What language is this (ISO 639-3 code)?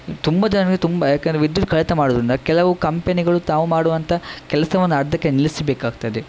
kan